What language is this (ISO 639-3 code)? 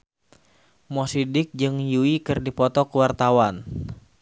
sun